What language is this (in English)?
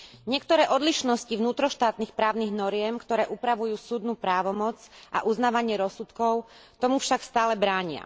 Slovak